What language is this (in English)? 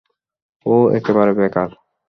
Bangla